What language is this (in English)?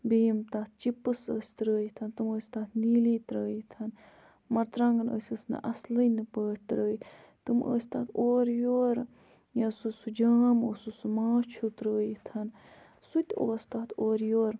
Kashmiri